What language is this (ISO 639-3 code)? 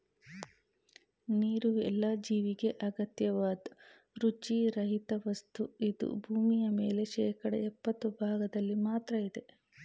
kan